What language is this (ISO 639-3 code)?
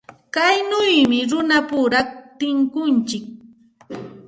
qxt